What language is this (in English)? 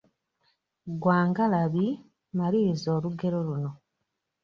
Ganda